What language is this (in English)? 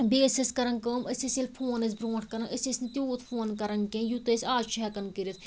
Kashmiri